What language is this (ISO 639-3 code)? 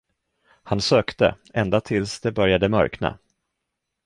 swe